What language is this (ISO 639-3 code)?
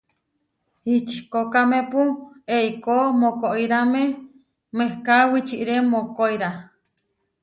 var